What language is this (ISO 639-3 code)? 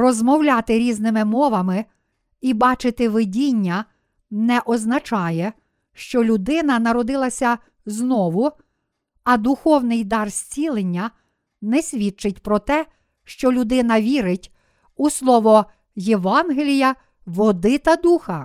ukr